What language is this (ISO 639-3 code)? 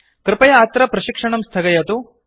san